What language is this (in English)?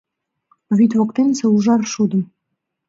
Mari